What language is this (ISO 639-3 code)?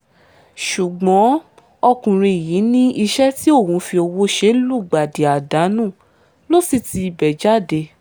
yor